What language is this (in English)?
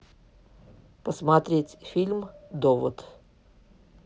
Russian